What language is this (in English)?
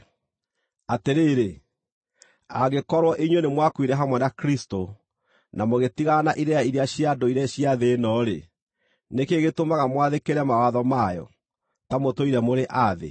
Kikuyu